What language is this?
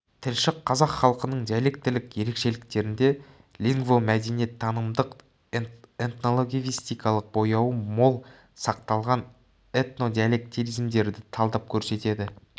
Kazakh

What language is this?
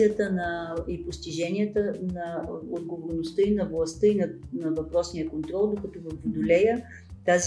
Bulgarian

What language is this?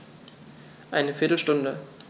German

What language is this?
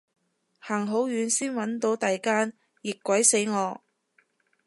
Cantonese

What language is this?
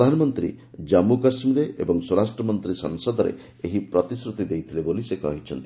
Odia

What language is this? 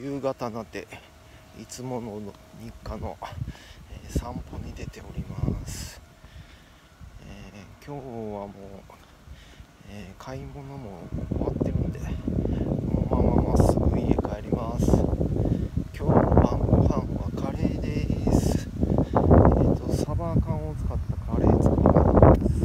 Japanese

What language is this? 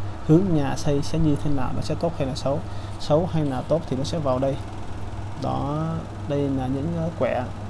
Vietnamese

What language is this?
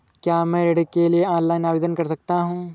Hindi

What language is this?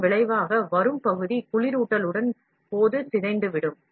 Tamil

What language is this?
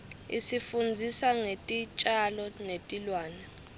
Swati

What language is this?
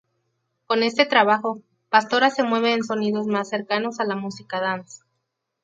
Spanish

